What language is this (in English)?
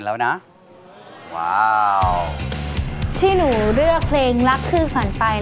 Thai